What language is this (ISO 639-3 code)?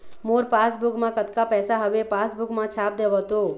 hne